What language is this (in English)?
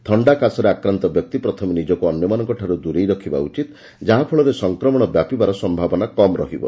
Odia